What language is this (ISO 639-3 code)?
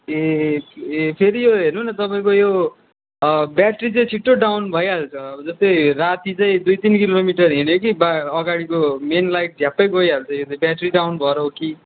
nep